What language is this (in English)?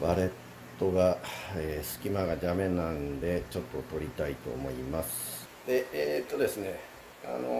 Japanese